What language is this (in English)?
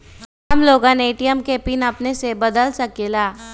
Magahi